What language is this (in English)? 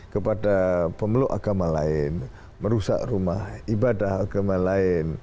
Indonesian